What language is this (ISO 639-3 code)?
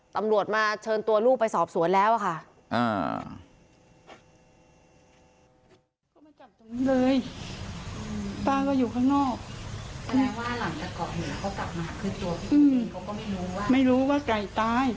tha